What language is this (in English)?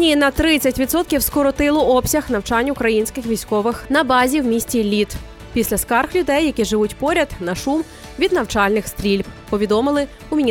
Ukrainian